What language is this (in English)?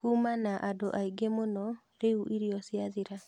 Kikuyu